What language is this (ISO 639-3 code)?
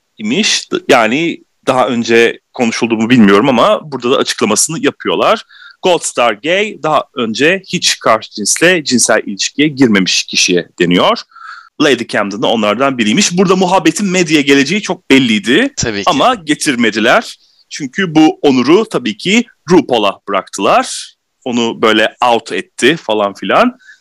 tur